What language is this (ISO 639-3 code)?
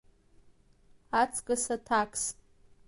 abk